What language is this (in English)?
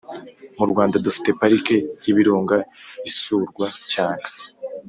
Kinyarwanda